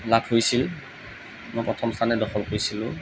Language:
Assamese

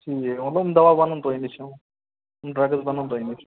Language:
Kashmiri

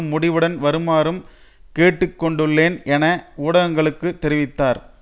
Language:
Tamil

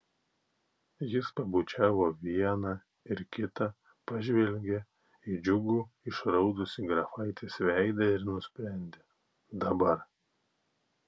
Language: Lithuanian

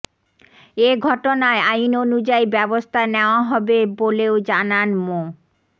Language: Bangla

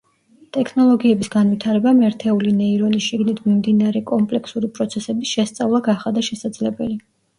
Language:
Georgian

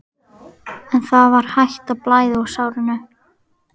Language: Icelandic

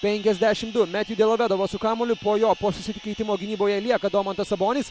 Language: Lithuanian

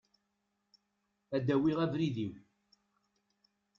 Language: Kabyle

